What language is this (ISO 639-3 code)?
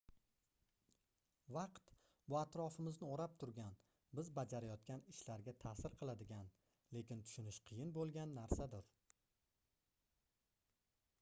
uzb